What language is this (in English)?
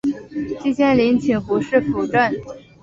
Chinese